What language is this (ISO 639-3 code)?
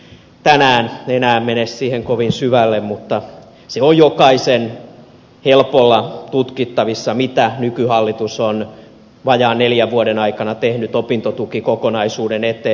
fin